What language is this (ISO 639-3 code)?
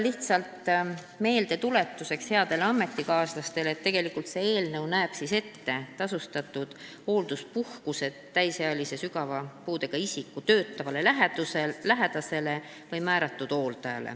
est